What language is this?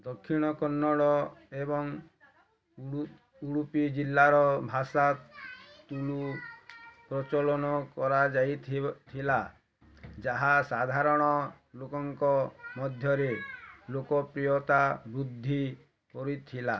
Odia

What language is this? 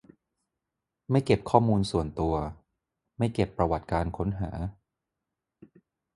Thai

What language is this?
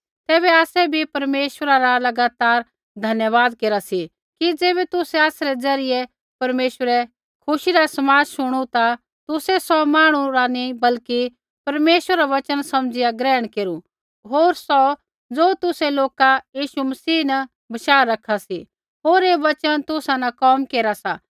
Kullu Pahari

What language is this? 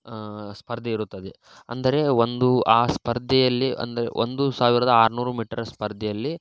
Kannada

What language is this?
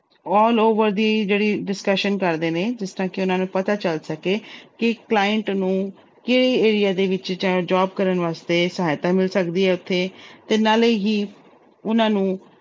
Punjabi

